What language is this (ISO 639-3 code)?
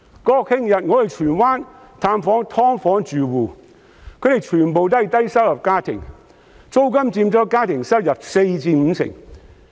yue